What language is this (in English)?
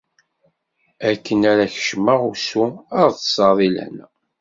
Kabyle